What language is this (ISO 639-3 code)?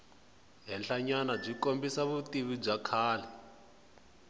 tso